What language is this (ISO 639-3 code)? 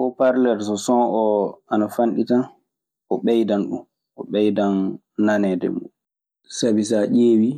ffm